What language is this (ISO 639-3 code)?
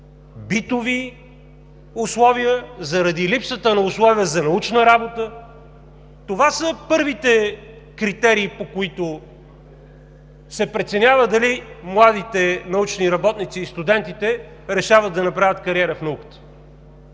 bul